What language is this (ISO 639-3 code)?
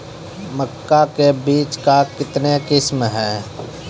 mai